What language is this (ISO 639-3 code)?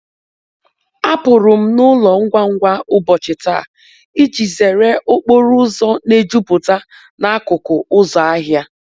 ibo